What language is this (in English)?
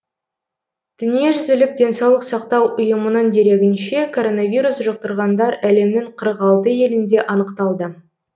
Kazakh